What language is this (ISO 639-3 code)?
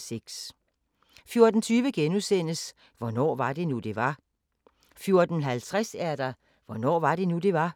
dan